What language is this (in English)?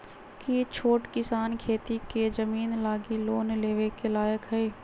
Magahi